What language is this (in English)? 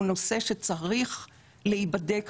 Hebrew